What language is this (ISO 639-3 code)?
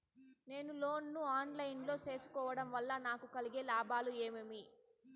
tel